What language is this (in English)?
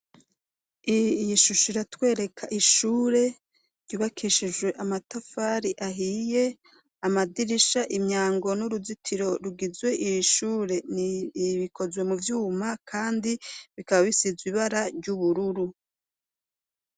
Rundi